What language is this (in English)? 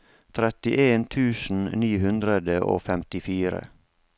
Norwegian